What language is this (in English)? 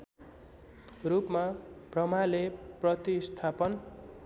Nepali